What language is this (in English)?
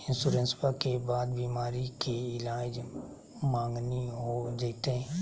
Magahi